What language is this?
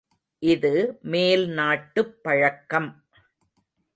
Tamil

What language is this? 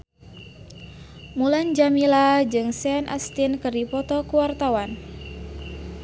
Sundanese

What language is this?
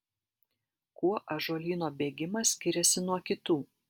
Lithuanian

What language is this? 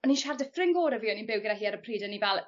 Welsh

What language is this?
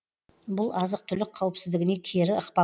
Kazakh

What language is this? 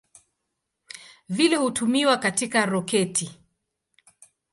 Swahili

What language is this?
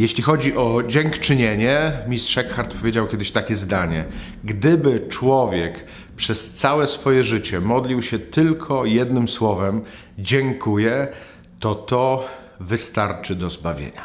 Polish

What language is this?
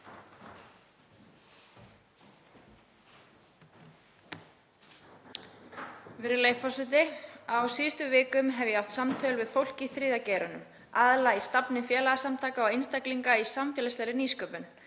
Icelandic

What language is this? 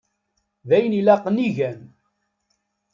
Kabyle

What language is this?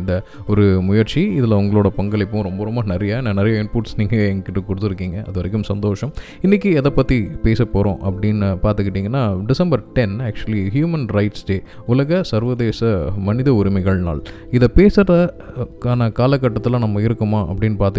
Tamil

